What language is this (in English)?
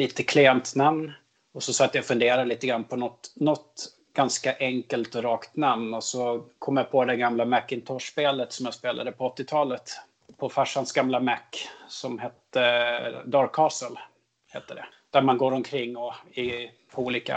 Swedish